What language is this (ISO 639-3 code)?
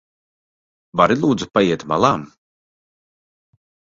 lav